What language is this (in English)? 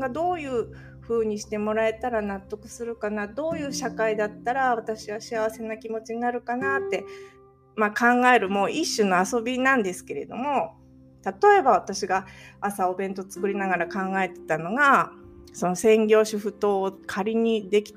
Japanese